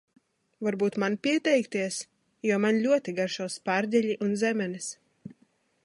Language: Latvian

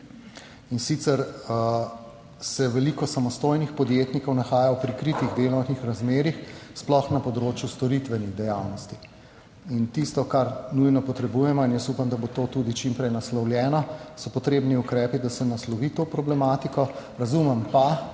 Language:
Slovenian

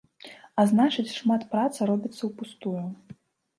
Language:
Belarusian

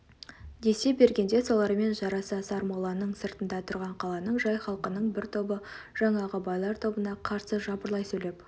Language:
Kazakh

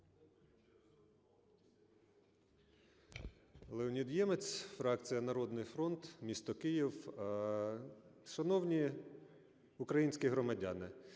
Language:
Ukrainian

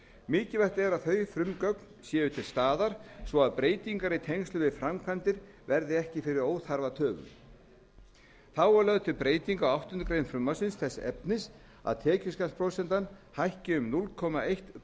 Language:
Icelandic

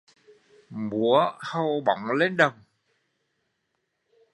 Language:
Vietnamese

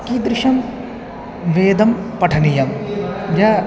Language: Sanskrit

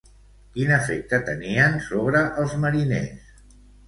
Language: Catalan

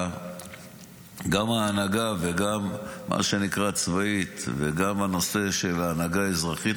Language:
Hebrew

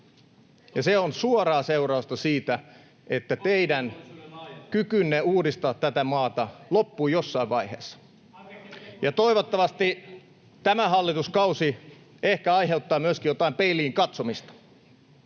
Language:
Finnish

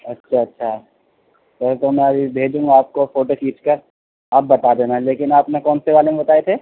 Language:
Urdu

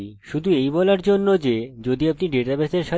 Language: Bangla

